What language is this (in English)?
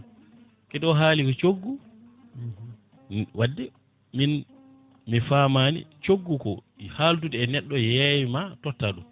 Fula